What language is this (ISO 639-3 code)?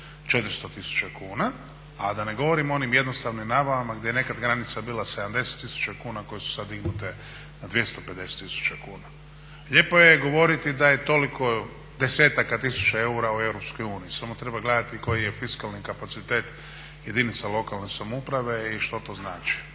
hrv